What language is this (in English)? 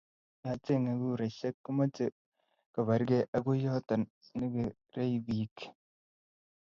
Kalenjin